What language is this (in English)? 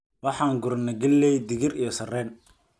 Somali